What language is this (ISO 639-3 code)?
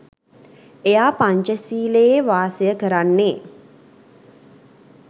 sin